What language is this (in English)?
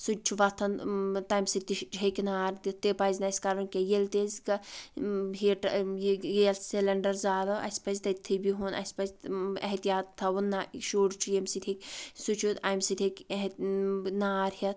Kashmiri